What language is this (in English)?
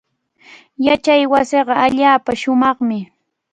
Cajatambo North Lima Quechua